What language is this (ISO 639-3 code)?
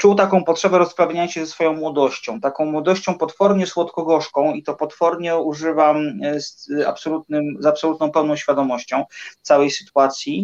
pol